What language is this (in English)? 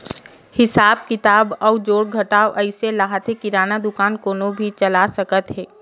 Chhattisgarhi